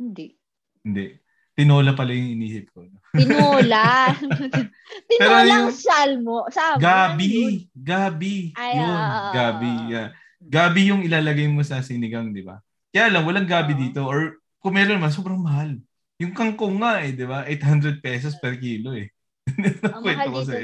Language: Filipino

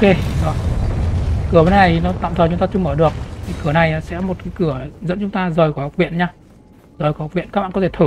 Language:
Vietnamese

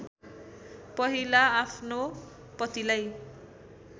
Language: Nepali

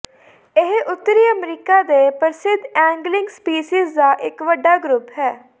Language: Punjabi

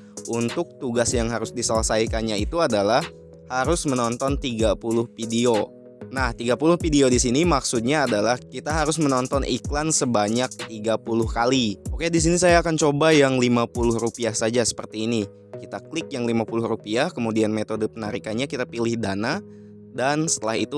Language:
Indonesian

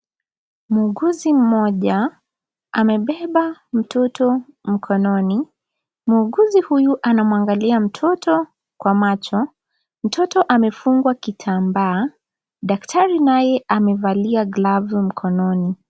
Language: Swahili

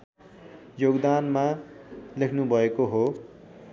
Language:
Nepali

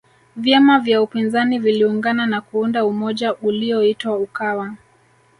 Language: Swahili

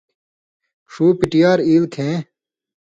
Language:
Indus Kohistani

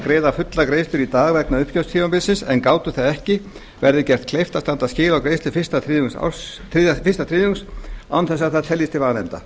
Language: Icelandic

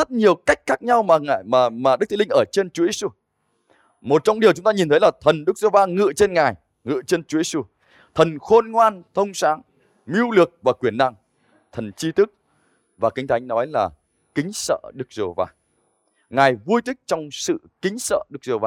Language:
Vietnamese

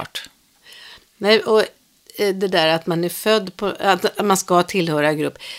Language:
Swedish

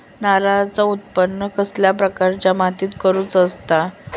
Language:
Marathi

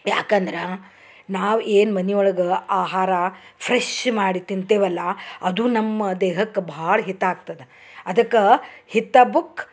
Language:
Kannada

